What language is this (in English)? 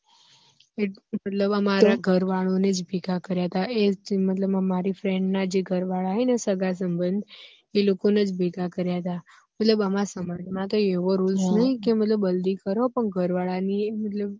Gujarati